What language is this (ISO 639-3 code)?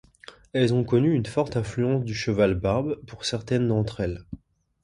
fra